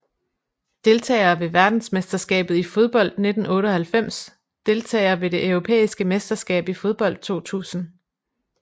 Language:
Danish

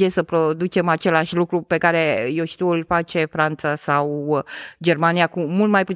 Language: Romanian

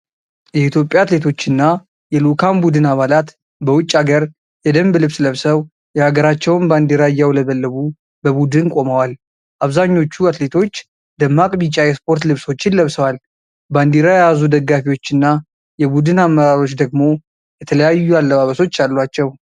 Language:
Amharic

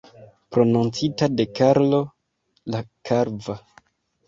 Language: Esperanto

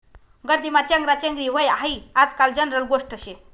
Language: Marathi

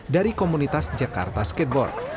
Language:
Indonesian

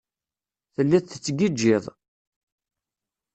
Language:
Kabyle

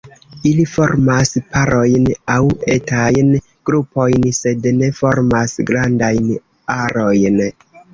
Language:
Esperanto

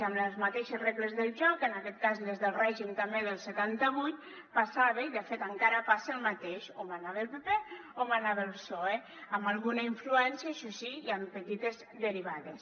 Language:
Catalan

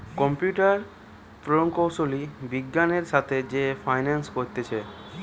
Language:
Bangla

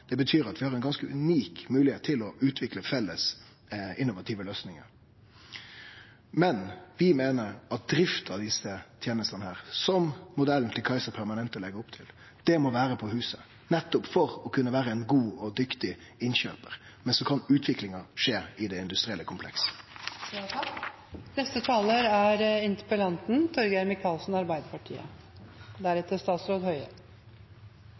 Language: Norwegian Nynorsk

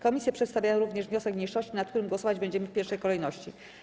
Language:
Polish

